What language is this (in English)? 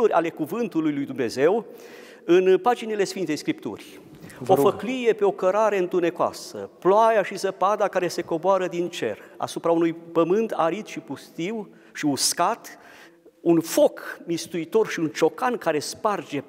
Romanian